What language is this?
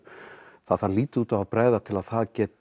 Icelandic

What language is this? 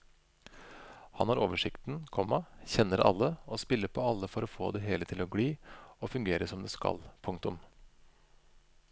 Norwegian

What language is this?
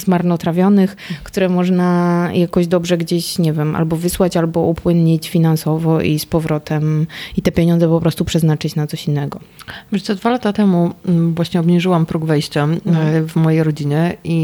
Polish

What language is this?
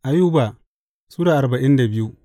Hausa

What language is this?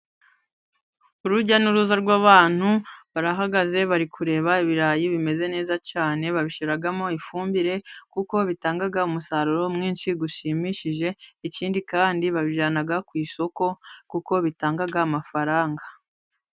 Kinyarwanda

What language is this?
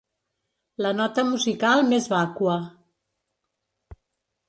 Catalan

